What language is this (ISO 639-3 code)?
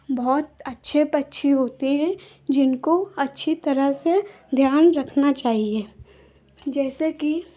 hin